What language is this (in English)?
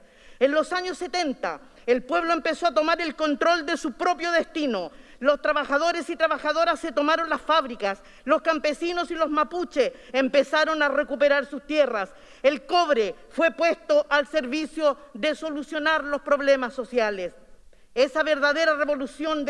Spanish